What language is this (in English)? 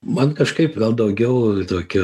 Lithuanian